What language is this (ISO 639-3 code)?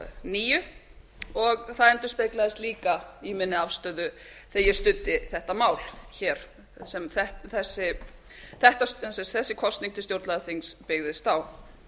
isl